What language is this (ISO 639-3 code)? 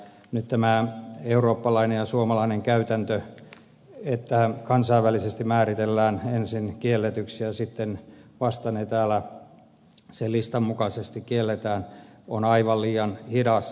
fin